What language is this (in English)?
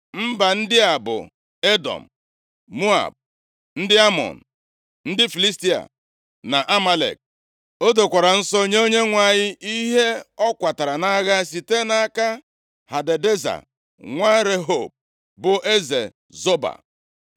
Igbo